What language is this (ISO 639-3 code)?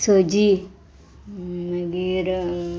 kok